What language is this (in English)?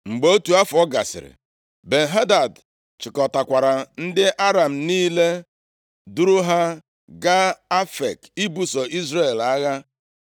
Igbo